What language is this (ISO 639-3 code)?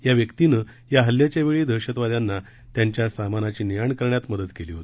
mar